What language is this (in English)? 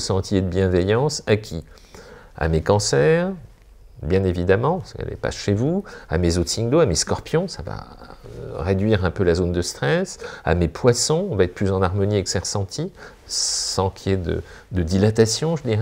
French